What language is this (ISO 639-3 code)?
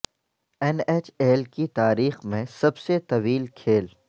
urd